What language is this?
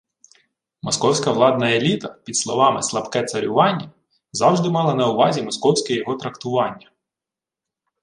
Ukrainian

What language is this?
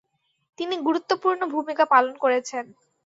Bangla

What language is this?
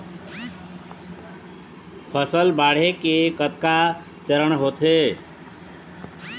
Chhattisgarhi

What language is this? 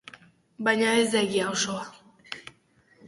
Basque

